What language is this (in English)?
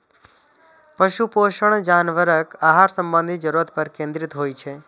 Maithili